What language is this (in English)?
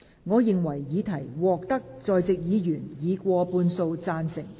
Cantonese